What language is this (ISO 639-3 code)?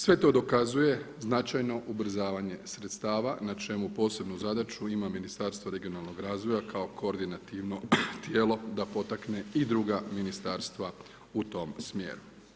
hrv